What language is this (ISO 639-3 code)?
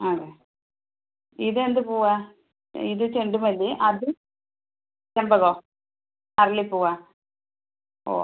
mal